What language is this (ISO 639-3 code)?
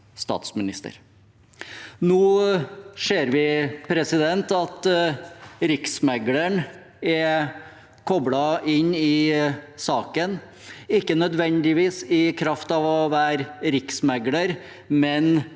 nor